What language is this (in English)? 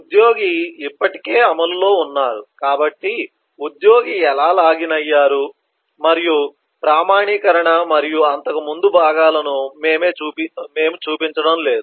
Telugu